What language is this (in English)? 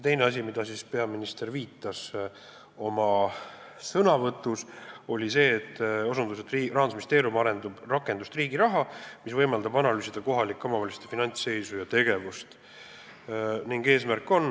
Estonian